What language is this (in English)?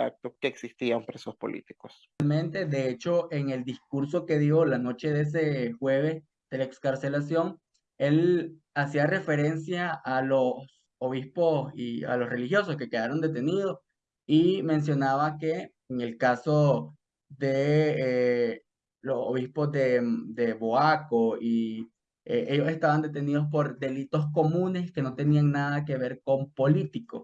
Spanish